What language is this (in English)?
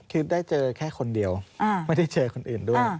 Thai